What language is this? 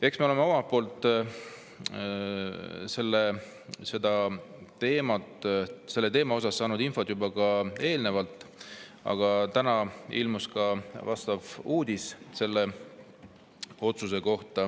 Estonian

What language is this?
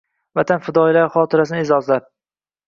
Uzbek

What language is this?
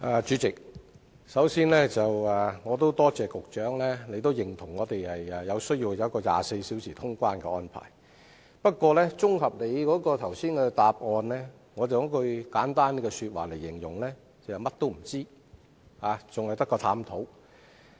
Cantonese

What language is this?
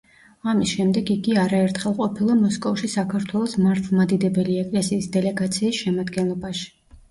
Georgian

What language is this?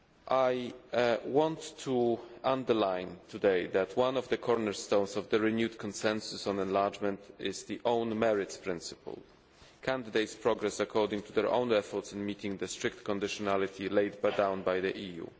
English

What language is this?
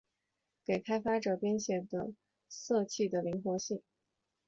Chinese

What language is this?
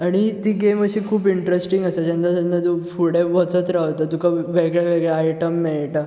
Konkani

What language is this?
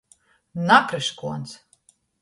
Latgalian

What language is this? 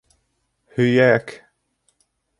Bashkir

